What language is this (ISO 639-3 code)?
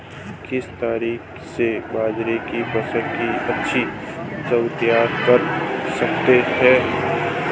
hin